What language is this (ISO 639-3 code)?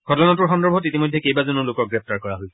asm